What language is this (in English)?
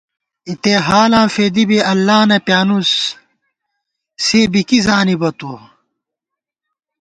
Gawar-Bati